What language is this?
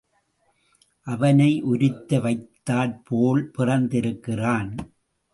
Tamil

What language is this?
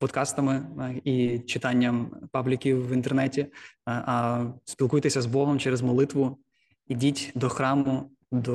Ukrainian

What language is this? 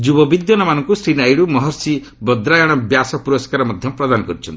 Odia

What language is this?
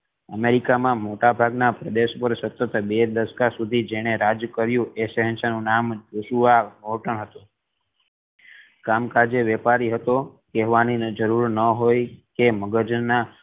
Gujarati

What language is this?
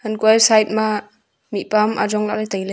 Wancho Naga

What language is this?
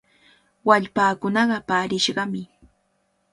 Cajatambo North Lima Quechua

